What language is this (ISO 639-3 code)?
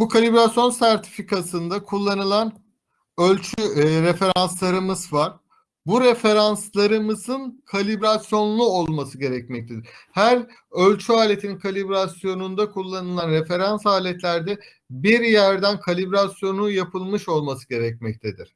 tur